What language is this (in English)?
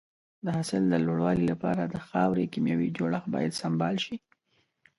Pashto